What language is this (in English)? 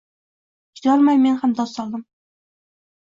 Uzbek